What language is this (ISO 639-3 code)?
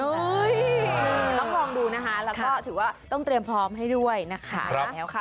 tha